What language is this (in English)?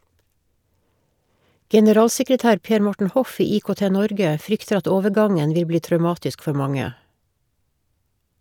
Norwegian